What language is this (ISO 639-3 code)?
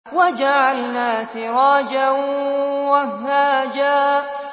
ara